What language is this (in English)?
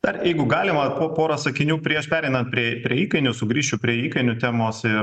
Lithuanian